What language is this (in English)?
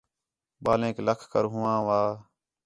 Khetrani